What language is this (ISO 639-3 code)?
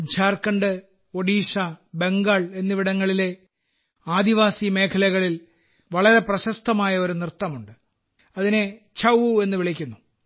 mal